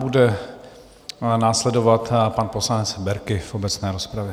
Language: Czech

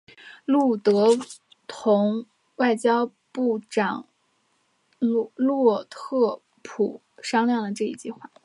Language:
Chinese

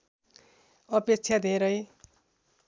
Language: Nepali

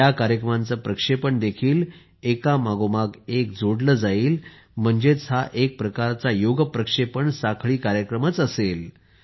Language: Marathi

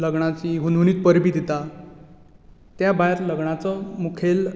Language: Konkani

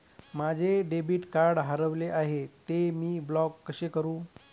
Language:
Marathi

